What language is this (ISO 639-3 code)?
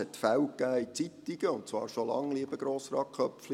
gsw